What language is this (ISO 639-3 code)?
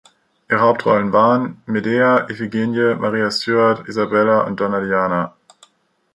deu